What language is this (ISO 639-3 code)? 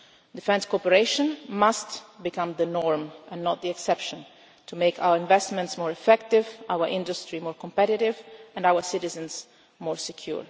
eng